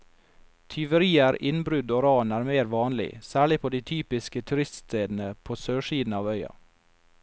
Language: Norwegian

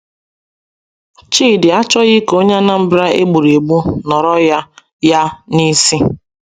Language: Igbo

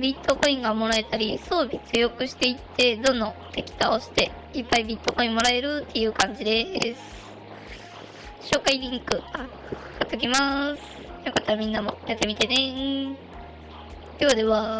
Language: Japanese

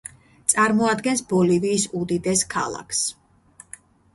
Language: Georgian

